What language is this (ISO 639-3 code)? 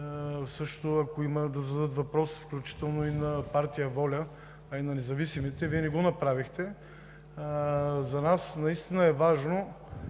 bul